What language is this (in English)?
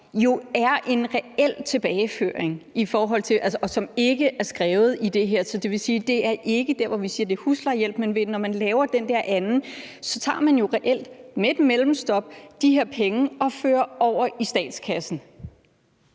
Danish